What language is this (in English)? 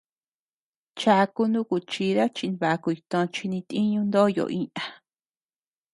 Tepeuxila Cuicatec